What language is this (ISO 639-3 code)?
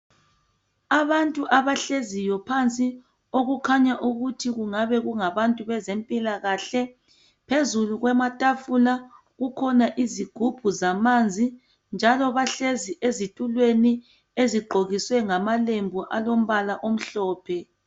nde